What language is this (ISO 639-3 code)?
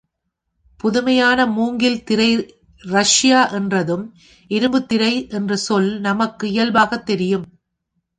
tam